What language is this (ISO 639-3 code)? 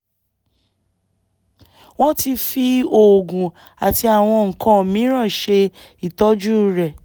yor